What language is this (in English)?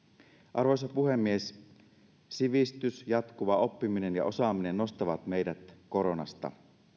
Finnish